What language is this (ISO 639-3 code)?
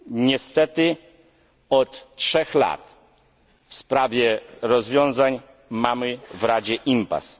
pol